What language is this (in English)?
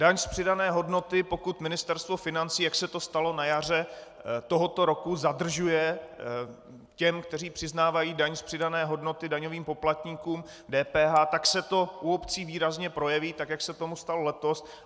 Czech